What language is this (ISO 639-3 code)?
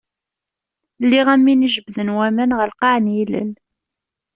kab